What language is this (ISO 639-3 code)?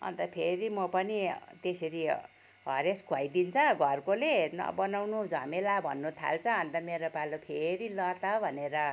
nep